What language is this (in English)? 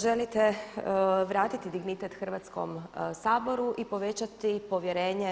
Croatian